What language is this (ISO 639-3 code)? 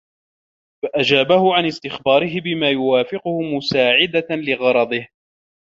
ara